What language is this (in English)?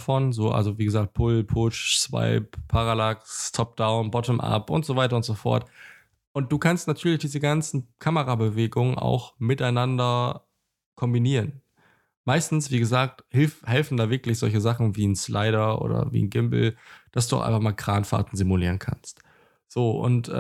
German